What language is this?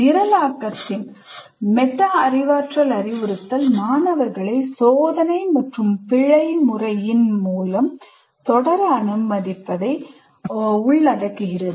Tamil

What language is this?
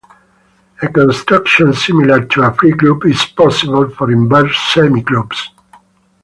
English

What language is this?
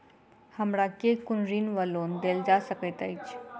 Maithili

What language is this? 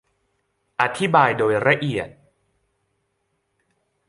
Thai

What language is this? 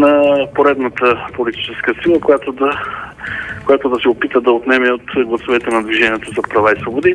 Bulgarian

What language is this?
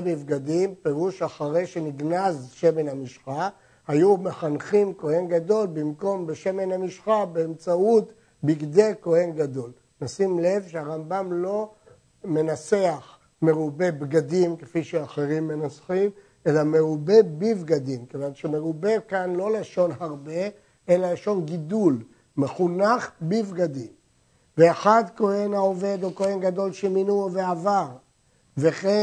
Hebrew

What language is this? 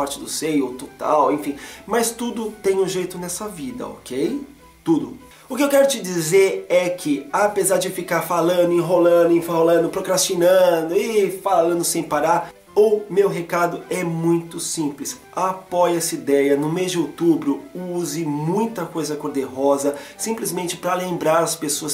Portuguese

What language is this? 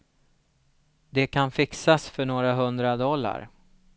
Swedish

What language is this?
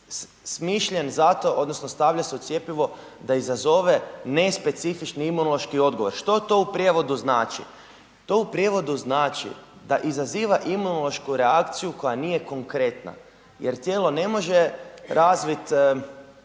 Croatian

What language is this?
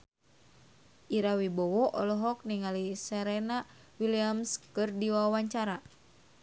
Sundanese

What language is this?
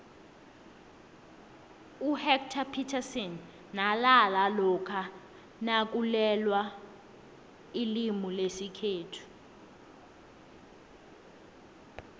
South Ndebele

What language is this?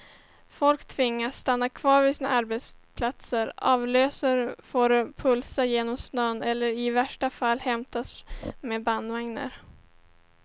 Swedish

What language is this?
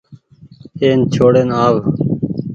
Goaria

